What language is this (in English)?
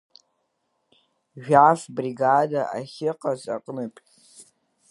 Abkhazian